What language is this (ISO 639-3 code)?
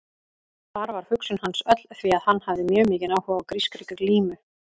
isl